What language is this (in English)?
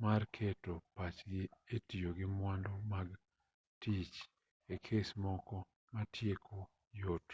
Luo (Kenya and Tanzania)